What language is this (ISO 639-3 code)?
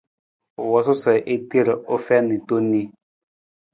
nmz